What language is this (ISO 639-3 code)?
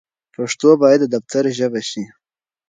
pus